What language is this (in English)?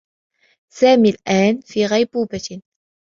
Arabic